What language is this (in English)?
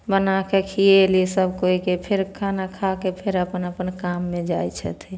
Maithili